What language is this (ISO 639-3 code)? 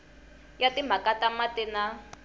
tso